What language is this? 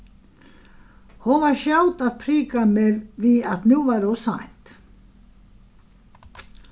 Faroese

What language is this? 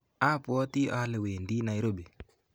Kalenjin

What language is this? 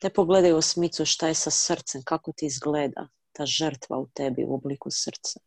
Croatian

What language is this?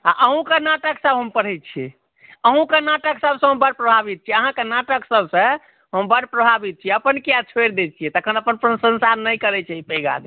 Maithili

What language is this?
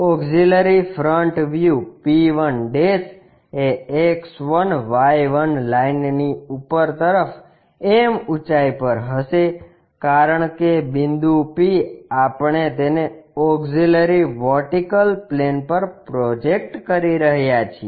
Gujarati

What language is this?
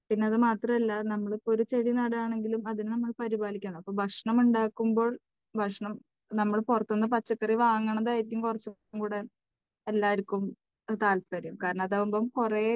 Malayalam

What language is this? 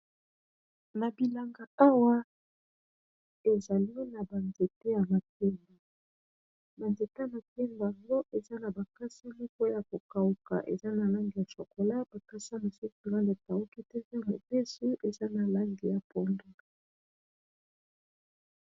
Lingala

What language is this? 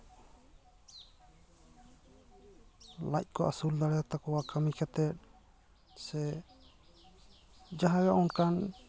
Santali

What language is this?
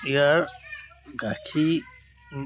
Assamese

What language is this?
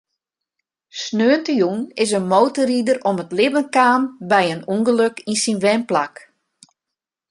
Western Frisian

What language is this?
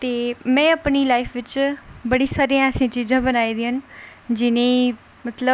Dogri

